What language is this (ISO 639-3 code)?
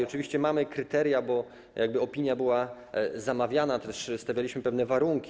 pol